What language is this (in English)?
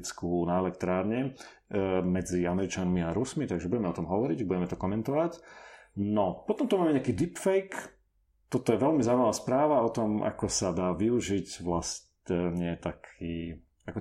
Slovak